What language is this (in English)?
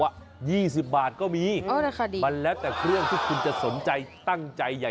Thai